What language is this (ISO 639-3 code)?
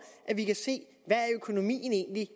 dan